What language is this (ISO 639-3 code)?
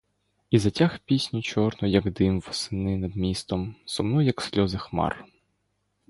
ukr